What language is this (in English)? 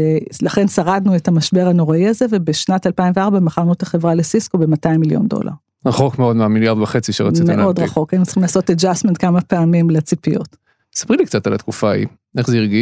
Hebrew